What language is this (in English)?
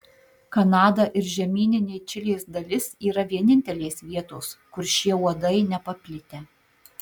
Lithuanian